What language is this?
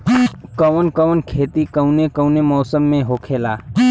Bhojpuri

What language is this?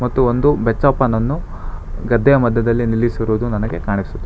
Kannada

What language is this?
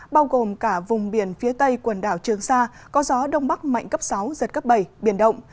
Vietnamese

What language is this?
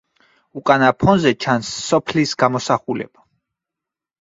Georgian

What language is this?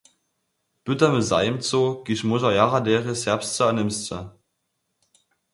Upper Sorbian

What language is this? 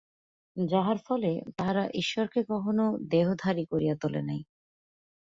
Bangla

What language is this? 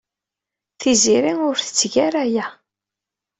Kabyle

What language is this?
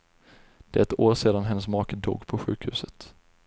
Swedish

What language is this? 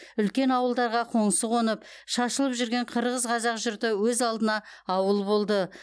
Kazakh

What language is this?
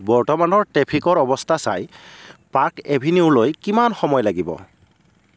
Assamese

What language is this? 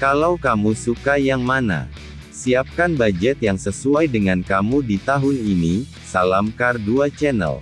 Indonesian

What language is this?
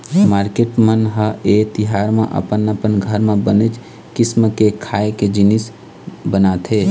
Chhattisgarhi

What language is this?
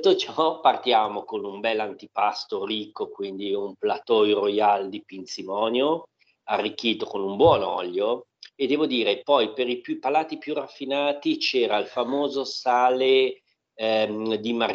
Italian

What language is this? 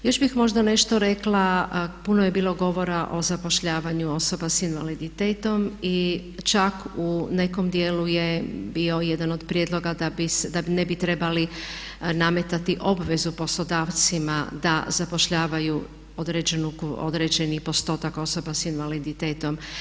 Croatian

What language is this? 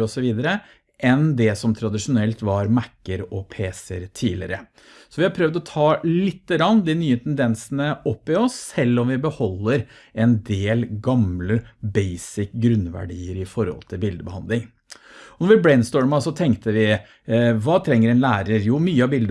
Norwegian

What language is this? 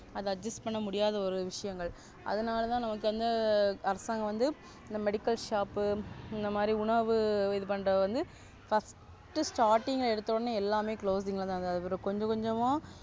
Tamil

